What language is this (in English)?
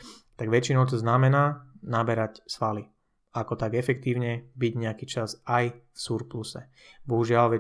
Slovak